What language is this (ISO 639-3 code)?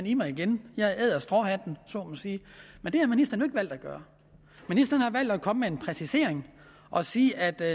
dan